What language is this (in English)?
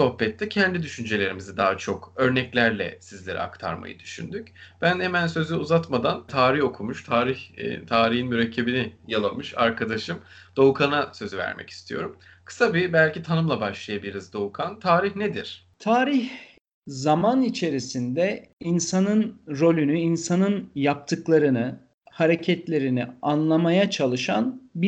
Turkish